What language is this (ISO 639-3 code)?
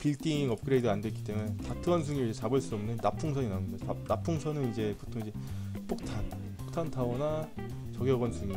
kor